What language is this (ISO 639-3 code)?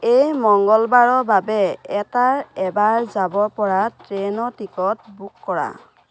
asm